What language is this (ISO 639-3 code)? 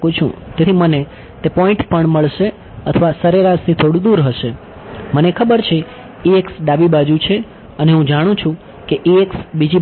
guj